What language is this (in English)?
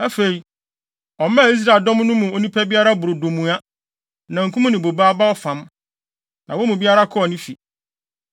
Akan